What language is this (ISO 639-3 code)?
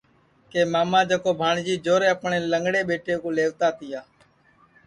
ssi